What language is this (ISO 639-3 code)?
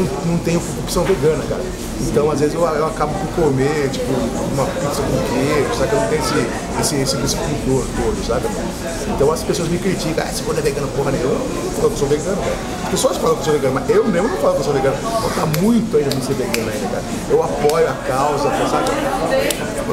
por